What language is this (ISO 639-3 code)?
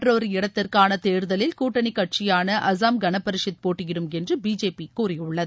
tam